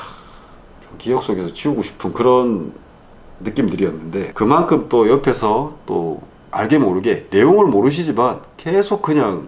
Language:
Korean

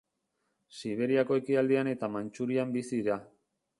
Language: Basque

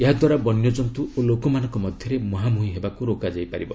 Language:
Odia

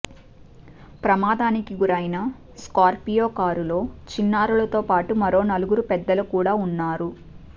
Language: Telugu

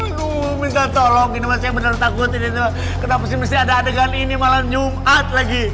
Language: Indonesian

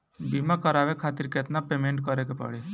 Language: Bhojpuri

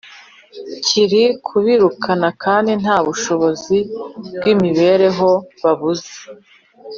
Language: Kinyarwanda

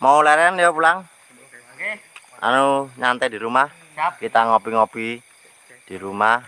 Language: Indonesian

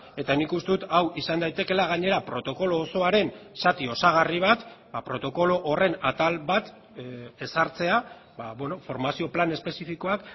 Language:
Basque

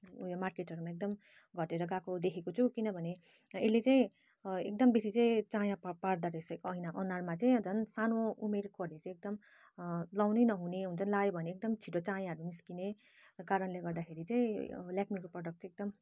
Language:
Nepali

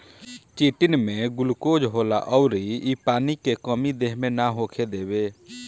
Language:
Bhojpuri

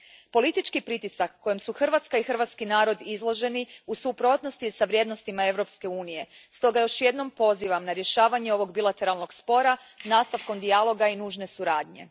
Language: Croatian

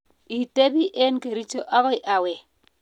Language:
Kalenjin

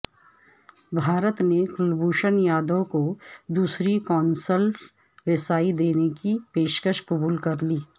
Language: Urdu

